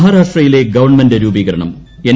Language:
Malayalam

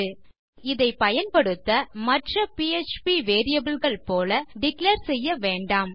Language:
Tamil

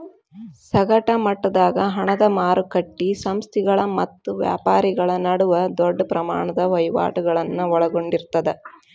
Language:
Kannada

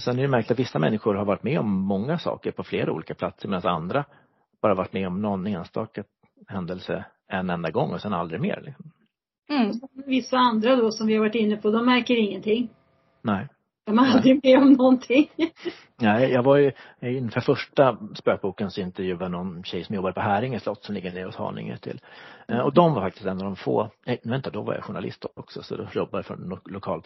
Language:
Swedish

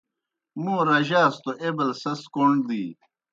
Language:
Kohistani Shina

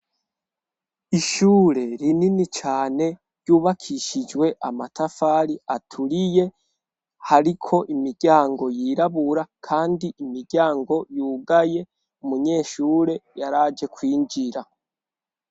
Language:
Rundi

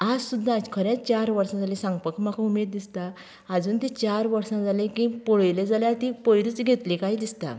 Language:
Konkani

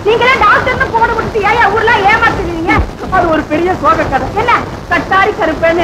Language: Tamil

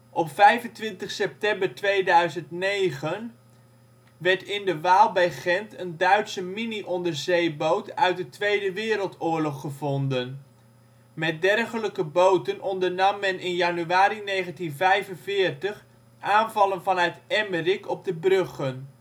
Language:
Dutch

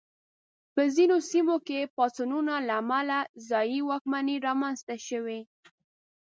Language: Pashto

